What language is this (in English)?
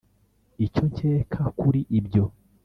Kinyarwanda